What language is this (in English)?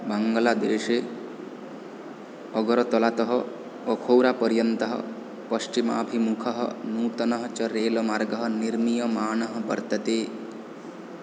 Sanskrit